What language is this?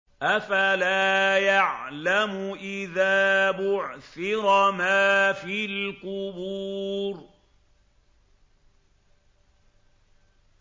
Arabic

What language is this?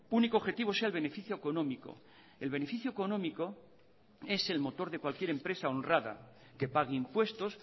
Spanish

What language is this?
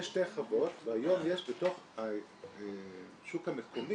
Hebrew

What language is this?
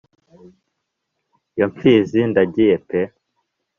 Kinyarwanda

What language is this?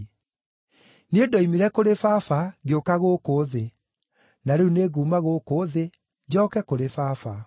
Kikuyu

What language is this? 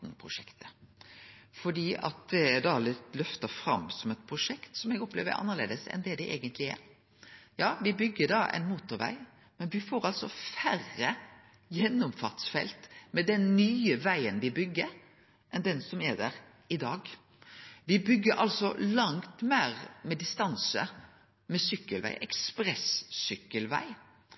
Norwegian Nynorsk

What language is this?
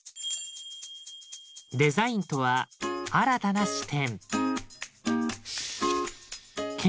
Japanese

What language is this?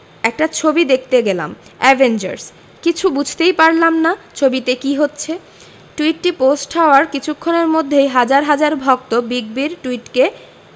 Bangla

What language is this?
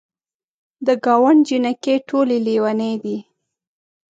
Pashto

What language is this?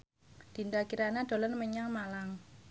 Javanese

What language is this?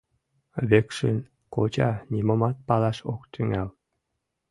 Mari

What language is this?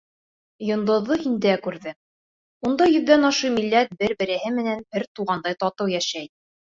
Bashkir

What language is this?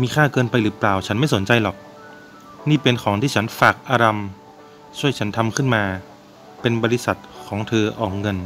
Thai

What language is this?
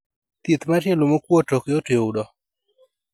Luo (Kenya and Tanzania)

